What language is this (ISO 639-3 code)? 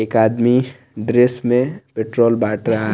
hin